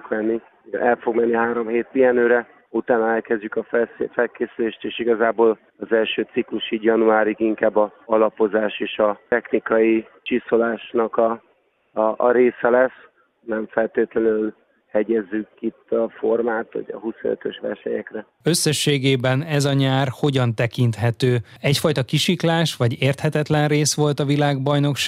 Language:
Hungarian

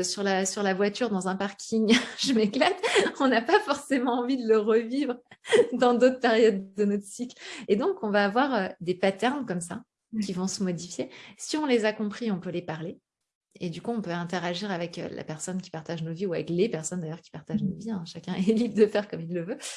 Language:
French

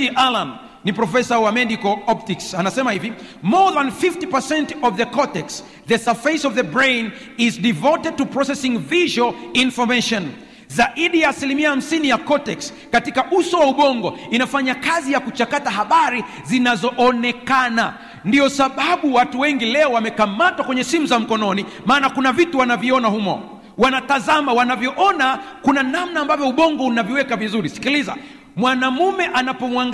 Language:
Swahili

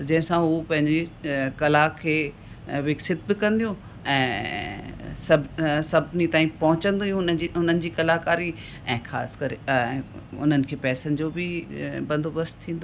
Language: Sindhi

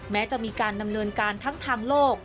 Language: Thai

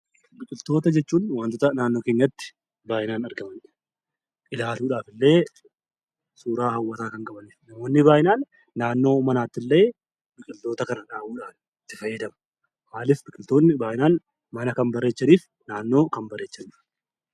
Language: Oromo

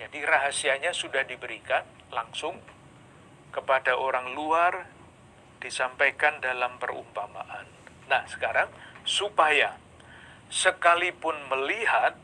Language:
Indonesian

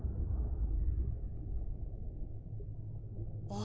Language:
Japanese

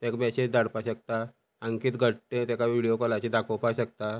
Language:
Konkani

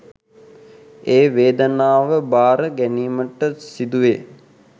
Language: Sinhala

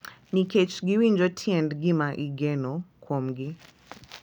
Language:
Luo (Kenya and Tanzania)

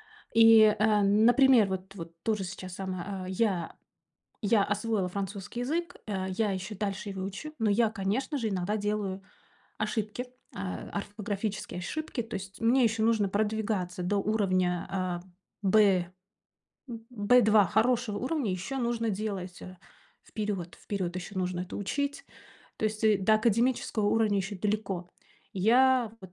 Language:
Russian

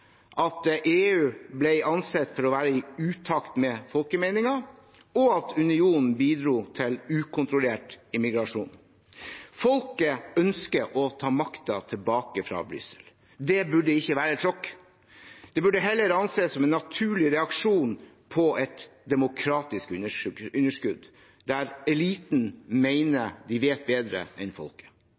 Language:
Norwegian Bokmål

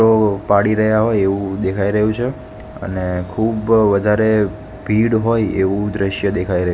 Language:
Gujarati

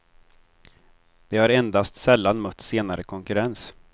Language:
Swedish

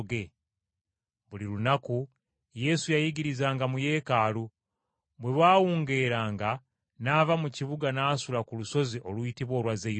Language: Ganda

